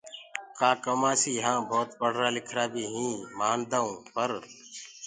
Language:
Gurgula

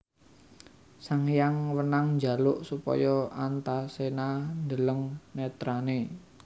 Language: Javanese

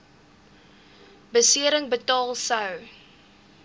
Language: Afrikaans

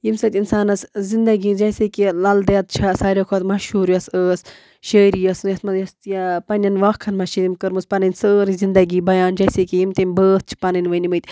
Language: Kashmiri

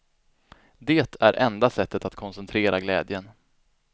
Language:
Swedish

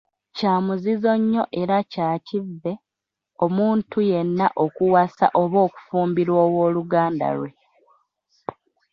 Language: Ganda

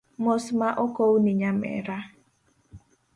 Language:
Luo (Kenya and Tanzania)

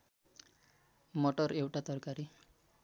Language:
Nepali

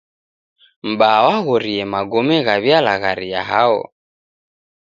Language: Taita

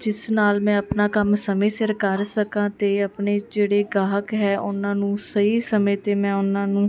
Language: Punjabi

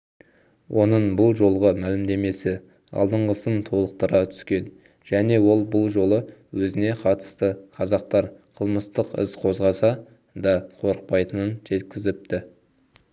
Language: Kazakh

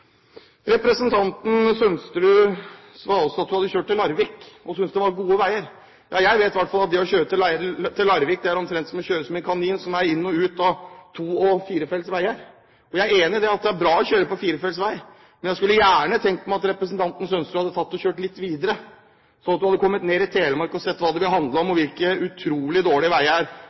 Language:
Norwegian Bokmål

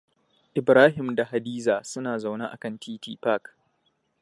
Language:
Hausa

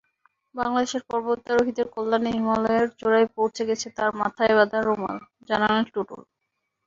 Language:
Bangla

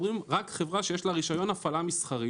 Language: Hebrew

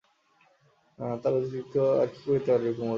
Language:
Bangla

